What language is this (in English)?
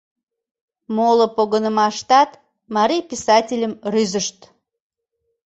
Mari